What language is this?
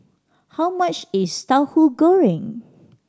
English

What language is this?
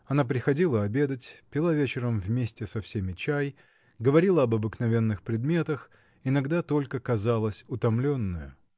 Russian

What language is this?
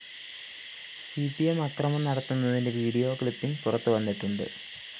Malayalam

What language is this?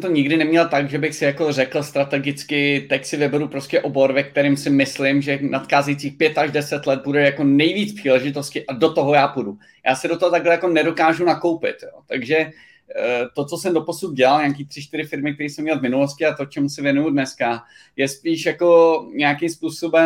Czech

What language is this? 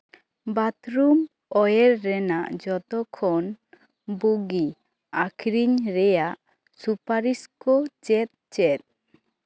Santali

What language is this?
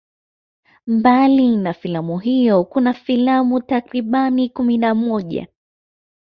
Swahili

